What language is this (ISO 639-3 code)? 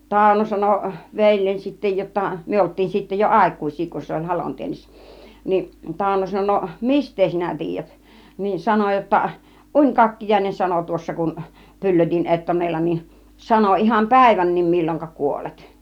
fin